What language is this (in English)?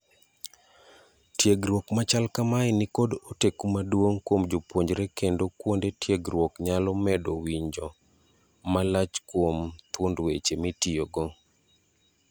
Luo (Kenya and Tanzania)